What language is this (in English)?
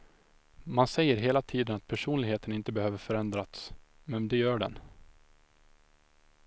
Swedish